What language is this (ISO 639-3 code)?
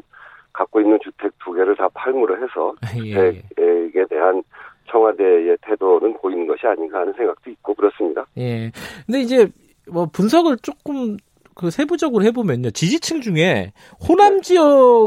kor